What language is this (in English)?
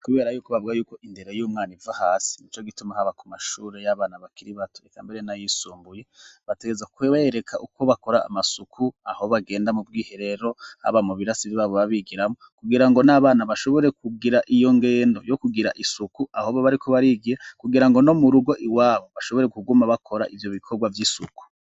Rundi